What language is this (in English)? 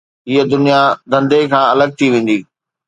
Sindhi